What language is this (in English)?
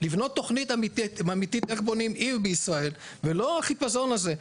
Hebrew